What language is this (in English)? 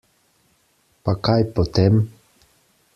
Slovenian